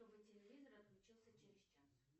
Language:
Russian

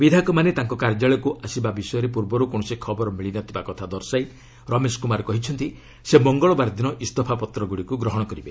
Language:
Odia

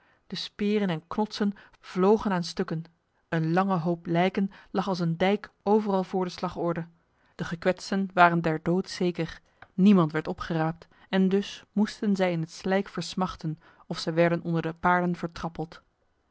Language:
Dutch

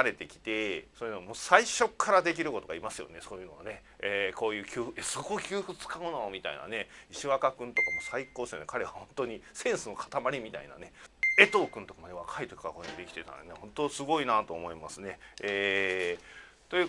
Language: Japanese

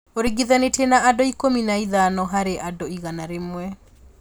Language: Kikuyu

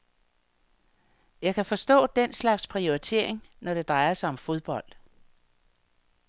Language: Danish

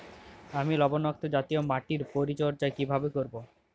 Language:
Bangla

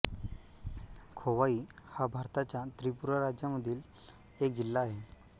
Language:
Marathi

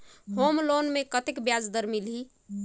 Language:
Chhattisgarhi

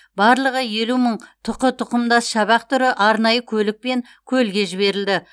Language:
Kazakh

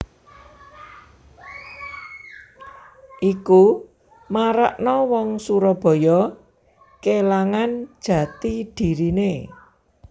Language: Javanese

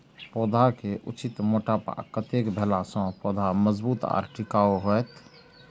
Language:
Maithili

